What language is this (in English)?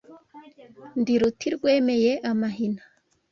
Kinyarwanda